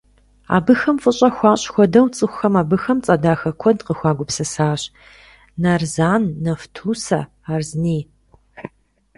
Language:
Kabardian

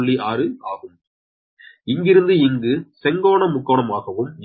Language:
Tamil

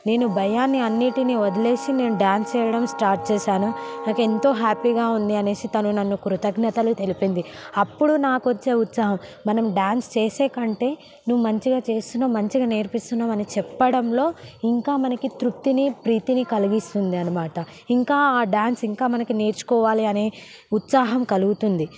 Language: Telugu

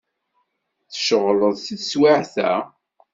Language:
Kabyle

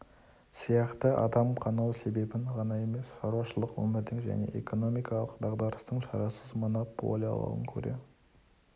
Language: Kazakh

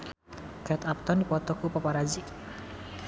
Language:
Sundanese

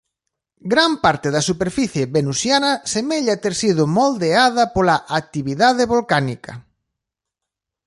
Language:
Galician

